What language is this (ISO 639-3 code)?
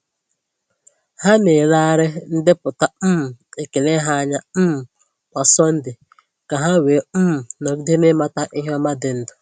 ibo